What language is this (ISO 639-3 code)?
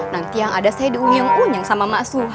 ind